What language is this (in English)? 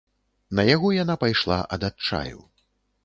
Belarusian